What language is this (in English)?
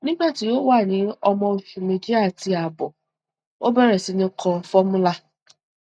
Yoruba